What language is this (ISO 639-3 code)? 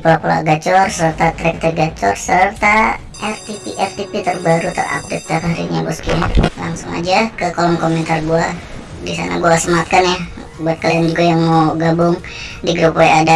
ind